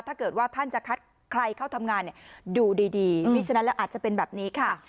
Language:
Thai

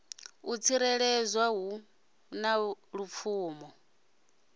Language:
Venda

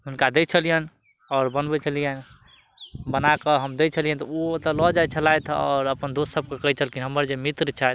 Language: Maithili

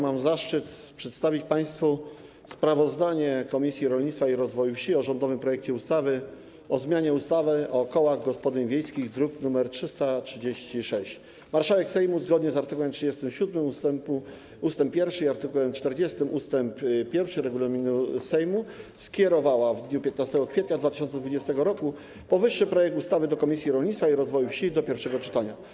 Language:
Polish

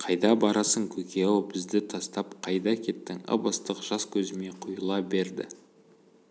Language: Kazakh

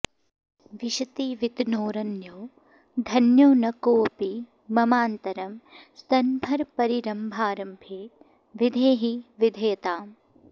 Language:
Sanskrit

